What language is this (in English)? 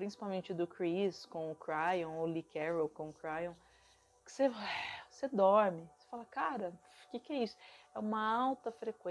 Portuguese